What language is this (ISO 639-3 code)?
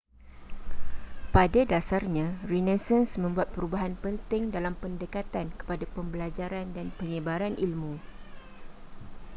msa